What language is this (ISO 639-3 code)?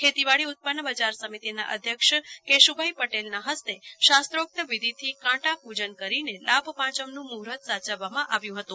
guj